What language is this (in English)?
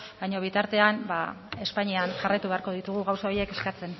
Basque